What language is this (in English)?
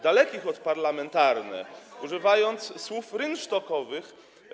Polish